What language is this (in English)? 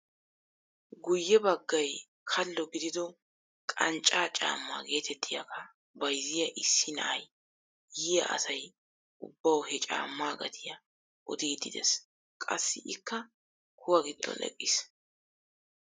Wolaytta